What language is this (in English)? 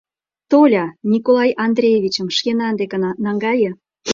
Mari